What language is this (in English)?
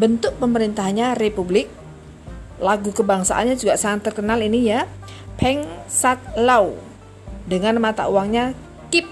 Indonesian